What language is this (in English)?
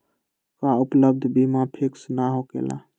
Magahi